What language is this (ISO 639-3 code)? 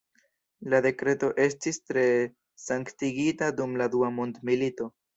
epo